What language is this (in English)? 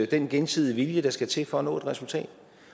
Danish